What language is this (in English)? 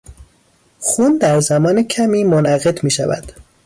Persian